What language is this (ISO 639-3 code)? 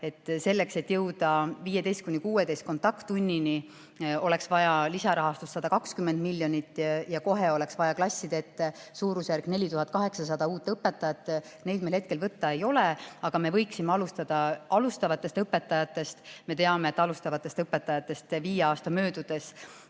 est